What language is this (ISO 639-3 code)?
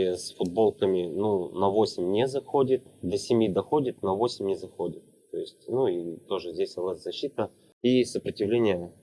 rus